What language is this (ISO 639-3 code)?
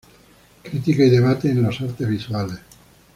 spa